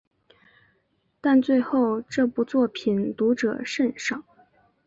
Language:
Chinese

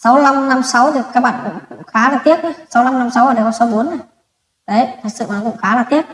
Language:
Vietnamese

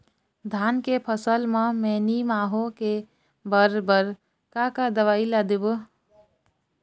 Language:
Chhattisgarhi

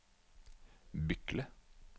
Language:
Norwegian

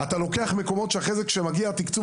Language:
Hebrew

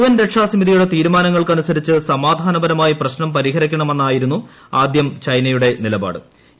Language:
Malayalam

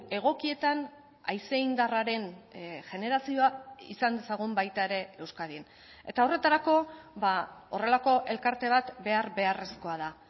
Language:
Basque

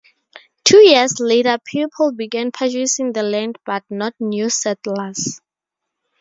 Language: English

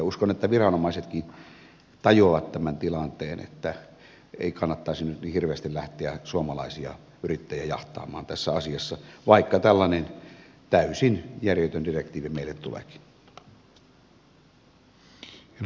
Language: Finnish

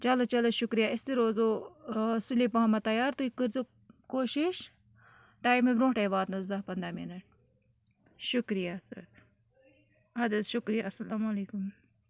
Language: Kashmiri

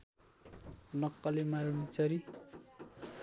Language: Nepali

